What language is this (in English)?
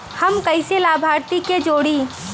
Bhojpuri